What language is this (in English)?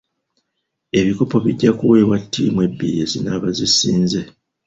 Ganda